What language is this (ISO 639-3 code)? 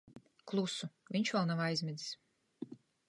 lav